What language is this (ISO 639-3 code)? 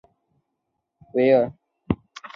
zho